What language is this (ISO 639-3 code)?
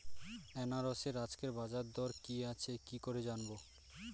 ben